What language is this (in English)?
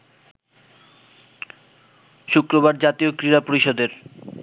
Bangla